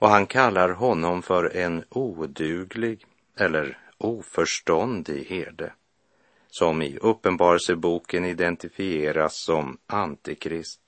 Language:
Swedish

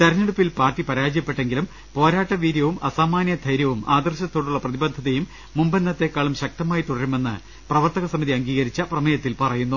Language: Malayalam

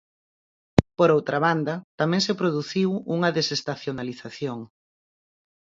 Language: Galician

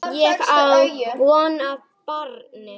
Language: Icelandic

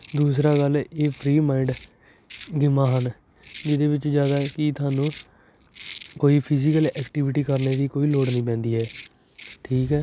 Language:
Punjabi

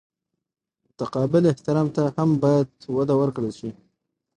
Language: Pashto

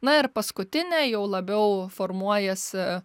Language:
Lithuanian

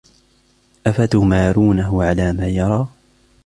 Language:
Arabic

